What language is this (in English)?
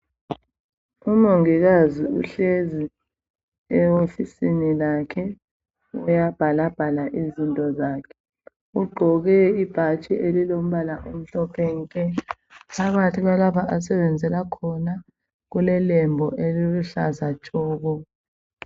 North Ndebele